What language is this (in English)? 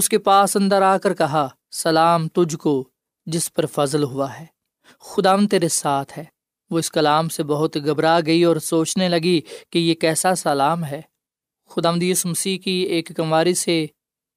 Urdu